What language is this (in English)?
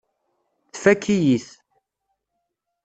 Kabyle